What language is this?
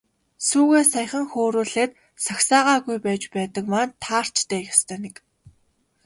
Mongolian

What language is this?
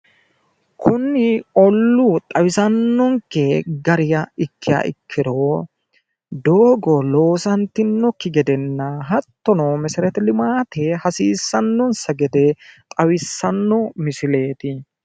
Sidamo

